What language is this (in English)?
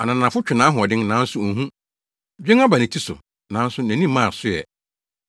Akan